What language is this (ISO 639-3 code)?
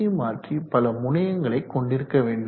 tam